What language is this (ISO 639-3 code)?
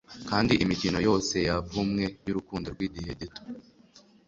kin